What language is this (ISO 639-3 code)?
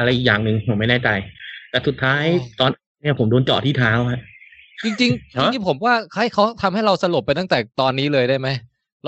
tha